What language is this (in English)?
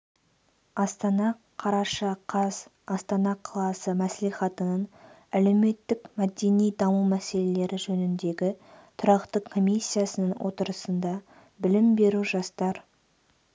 Kazakh